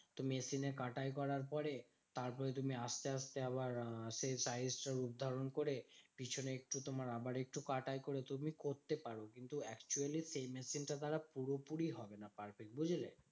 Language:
Bangla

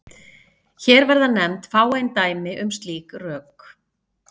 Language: Icelandic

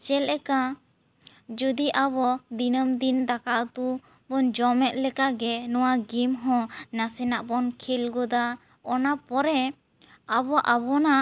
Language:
Santali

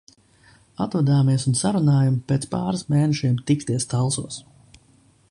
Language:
Latvian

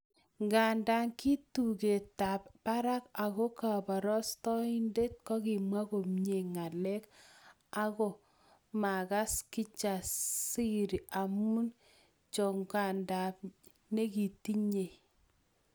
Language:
Kalenjin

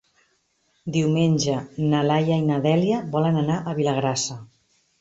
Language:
Catalan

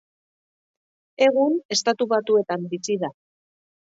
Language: Basque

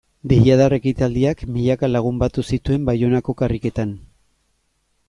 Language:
Basque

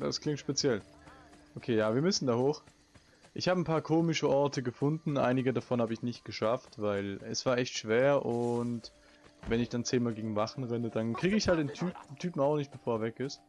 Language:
German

